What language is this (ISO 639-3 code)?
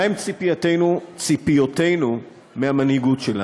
heb